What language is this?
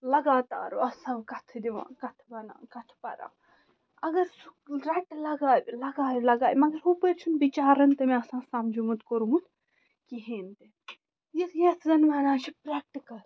Kashmiri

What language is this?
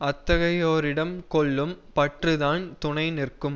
Tamil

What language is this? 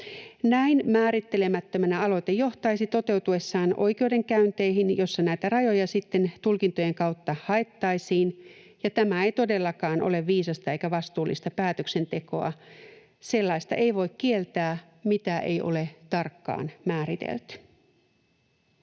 Finnish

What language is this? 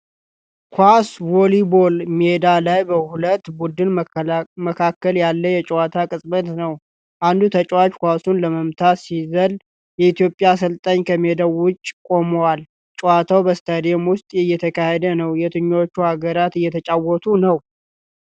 Amharic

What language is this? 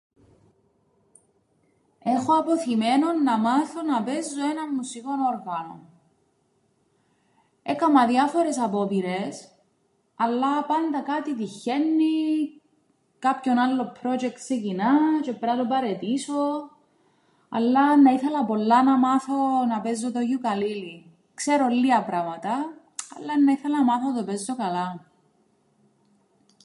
Greek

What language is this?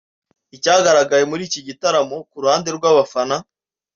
Kinyarwanda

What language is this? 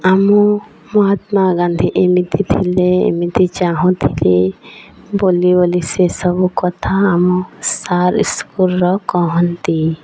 Odia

